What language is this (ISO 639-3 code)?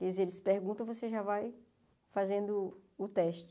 por